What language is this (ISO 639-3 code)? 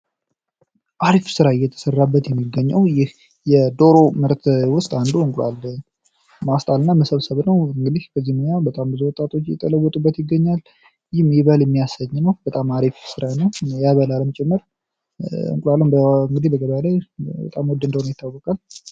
amh